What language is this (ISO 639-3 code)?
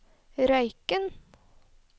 nor